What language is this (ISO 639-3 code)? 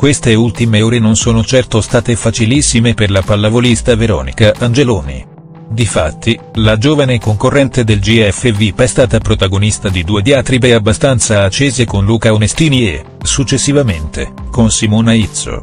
ita